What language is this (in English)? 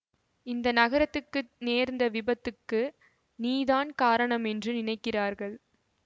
Tamil